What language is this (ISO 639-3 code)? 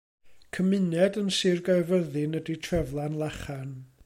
cym